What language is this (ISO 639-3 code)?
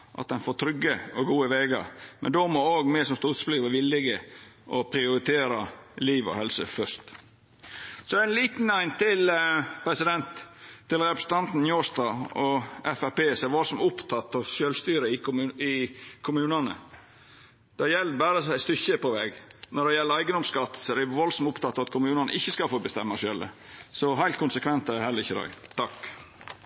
nno